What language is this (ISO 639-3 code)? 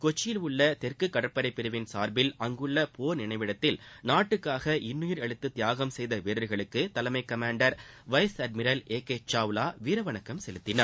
tam